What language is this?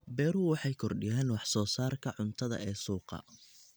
Somali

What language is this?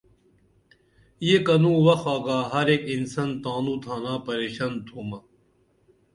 Dameli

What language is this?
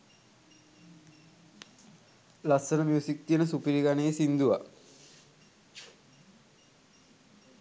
Sinhala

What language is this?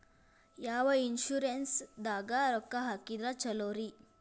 Kannada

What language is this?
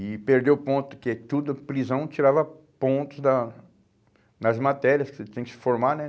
Portuguese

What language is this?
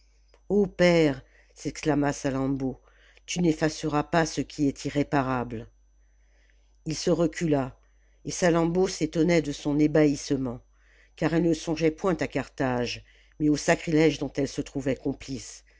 French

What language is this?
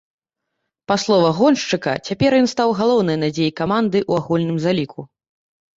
Belarusian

